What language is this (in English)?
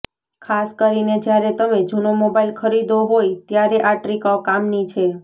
Gujarati